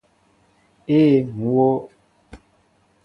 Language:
Mbo (Cameroon)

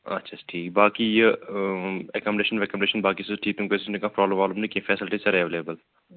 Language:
Kashmiri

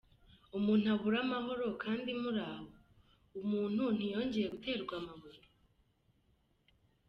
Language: Kinyarwanda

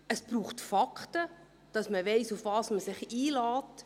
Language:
Swiss German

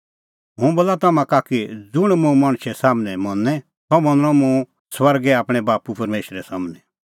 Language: Kullu Pahari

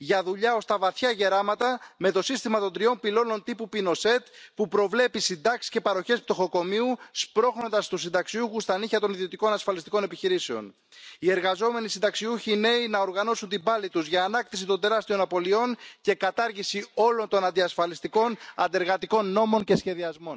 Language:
French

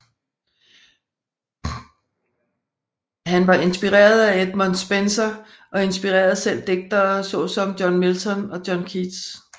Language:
Danish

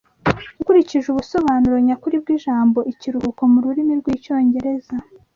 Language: Kinyarwanda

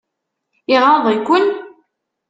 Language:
Kabyle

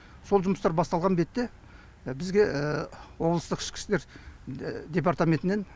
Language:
Kazakh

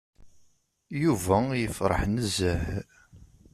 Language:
Kabyle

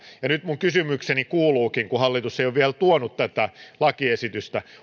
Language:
Finnish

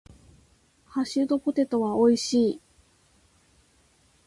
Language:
Japanese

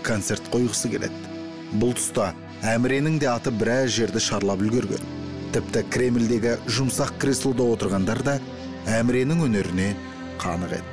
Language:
Turkish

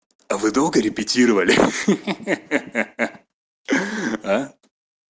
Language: Russian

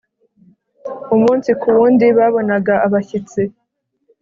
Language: Kinyarwanda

